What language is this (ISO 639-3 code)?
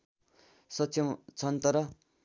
nep